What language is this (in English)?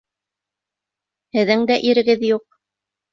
Bashkir